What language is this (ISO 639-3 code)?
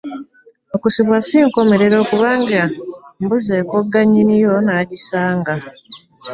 lug